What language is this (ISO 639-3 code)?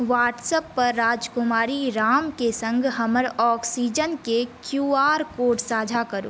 mai